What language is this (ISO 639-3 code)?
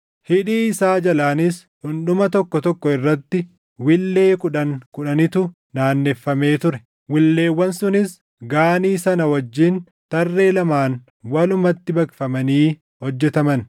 orm